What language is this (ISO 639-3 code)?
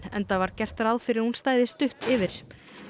isl